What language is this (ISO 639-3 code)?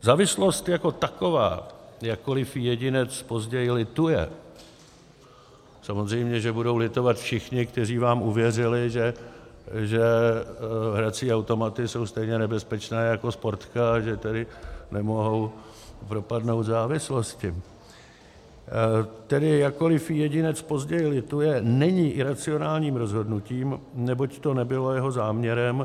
ces